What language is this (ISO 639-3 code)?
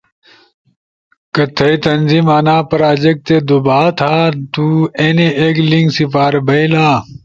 ush